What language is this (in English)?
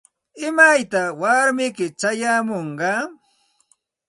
Santa Ana de Tusi Pasco Quechua